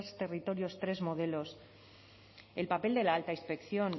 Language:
Spanish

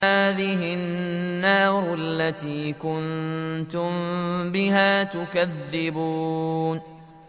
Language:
Arabic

